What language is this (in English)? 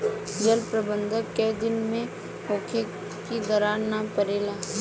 Bhojpuri